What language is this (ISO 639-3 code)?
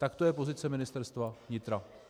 ces